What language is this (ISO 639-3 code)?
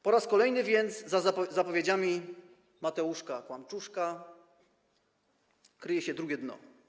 pol